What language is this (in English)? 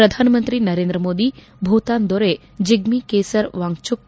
Kannada